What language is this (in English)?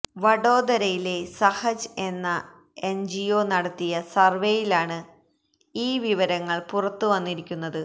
Malayalam